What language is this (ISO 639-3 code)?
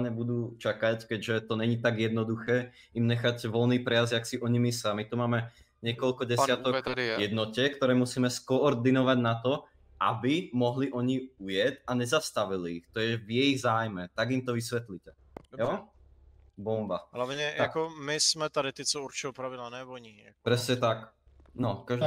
ces